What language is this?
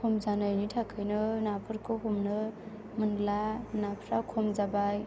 Bodo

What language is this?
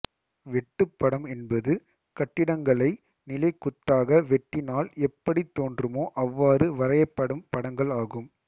Tamil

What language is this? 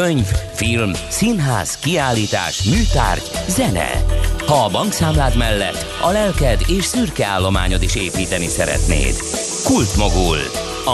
Hungarian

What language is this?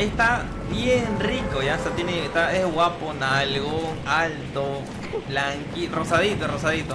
Spanish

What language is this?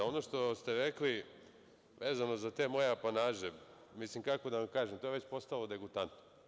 Serbian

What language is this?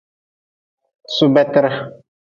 Nawdm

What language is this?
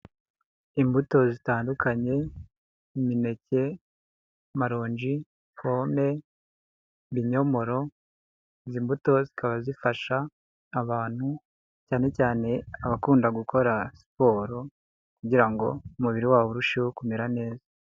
Kinyarwanda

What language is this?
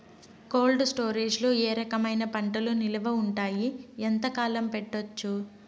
Telugu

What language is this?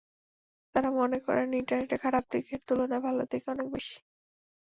Bangla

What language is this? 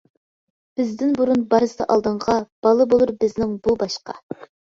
Uyghur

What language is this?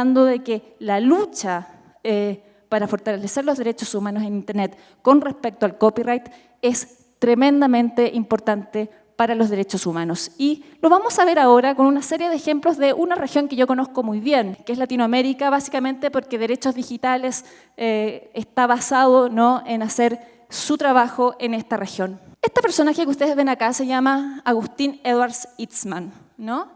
Spanish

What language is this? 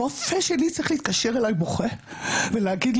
Hebrew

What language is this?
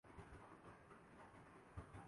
Urdu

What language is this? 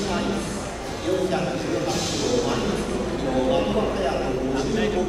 Japanese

